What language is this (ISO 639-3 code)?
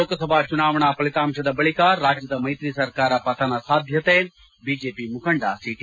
kan